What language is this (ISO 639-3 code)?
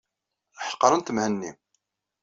kab